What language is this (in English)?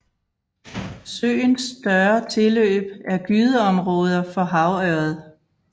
Danish